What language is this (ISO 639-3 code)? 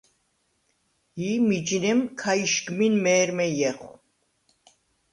sva